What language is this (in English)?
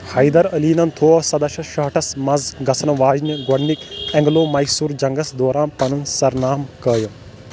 Kashmiri